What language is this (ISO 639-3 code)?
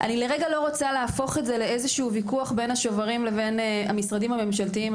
heb